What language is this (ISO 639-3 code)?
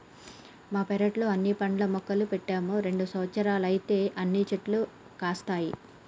tel